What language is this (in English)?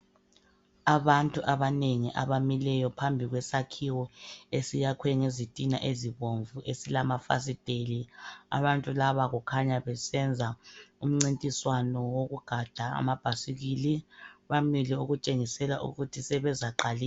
North Ndebele